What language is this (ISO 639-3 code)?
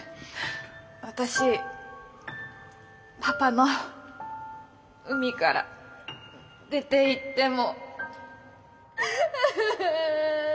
jpn